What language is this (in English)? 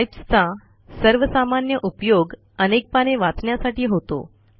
Marathi